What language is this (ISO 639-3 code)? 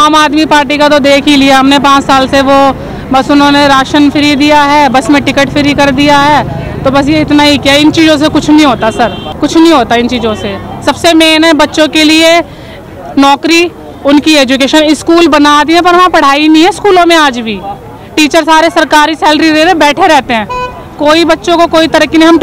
hin